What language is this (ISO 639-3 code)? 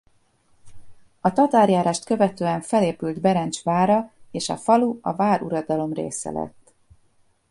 hun